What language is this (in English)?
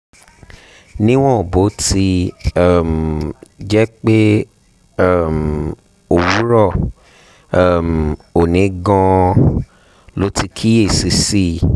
Yoruba